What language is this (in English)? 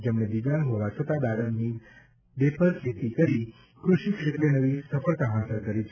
Gujarati